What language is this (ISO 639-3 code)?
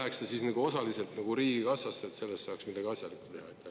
est